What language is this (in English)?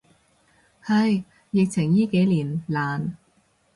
Cantonese